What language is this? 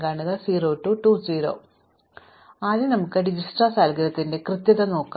Malayalam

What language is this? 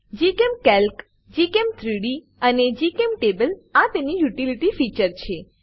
Gujarati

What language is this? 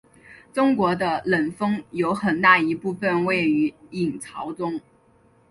Chinese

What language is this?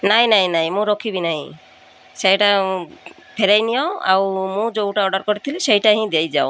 Odia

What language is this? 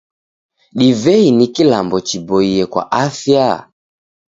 Taita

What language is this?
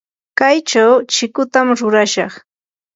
Yanahuanca Pasco Quechua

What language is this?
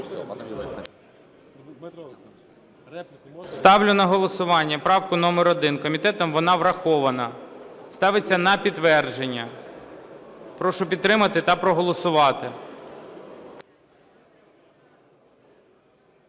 Ukrainian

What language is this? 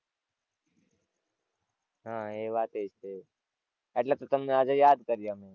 Gujarati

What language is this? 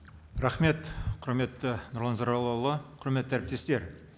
Kazakh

